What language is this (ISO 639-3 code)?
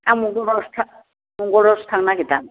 brx